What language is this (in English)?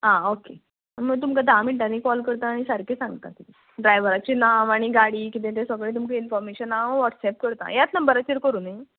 Konkani